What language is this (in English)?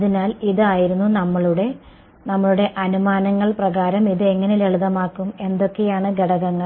Malayalam